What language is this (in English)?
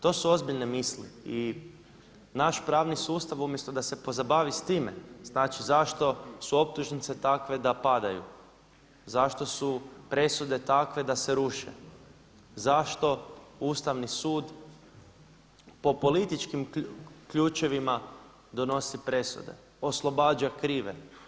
Croatian